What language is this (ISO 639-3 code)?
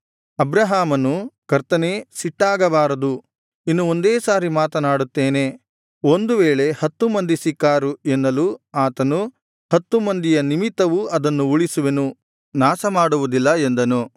kan